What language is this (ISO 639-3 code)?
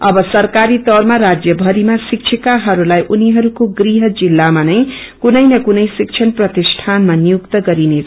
nep